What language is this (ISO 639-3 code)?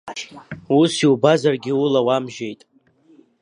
abk